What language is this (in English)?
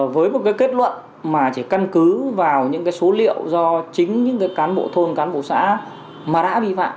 Vietnamese